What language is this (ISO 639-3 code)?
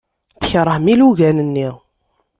kab